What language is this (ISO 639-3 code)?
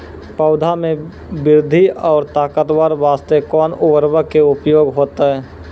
mai